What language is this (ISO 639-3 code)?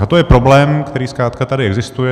ces